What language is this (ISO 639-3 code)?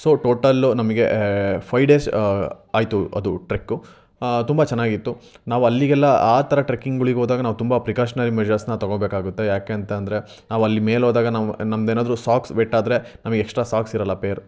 kan